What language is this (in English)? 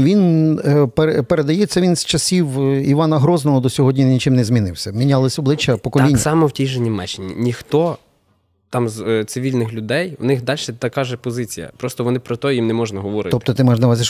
Ukrainian